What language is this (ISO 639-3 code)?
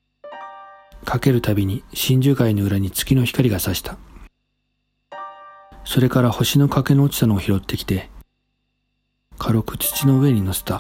jpn